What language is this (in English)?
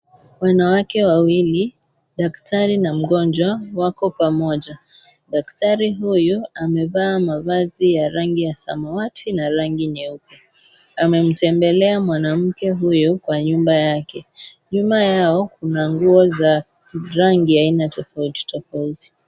Swahili